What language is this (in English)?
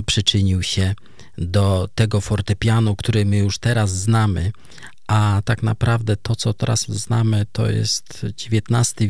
Polish